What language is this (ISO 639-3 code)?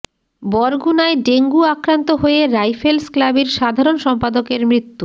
ben